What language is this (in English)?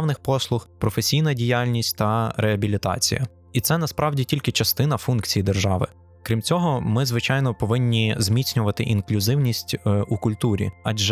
Ukrainian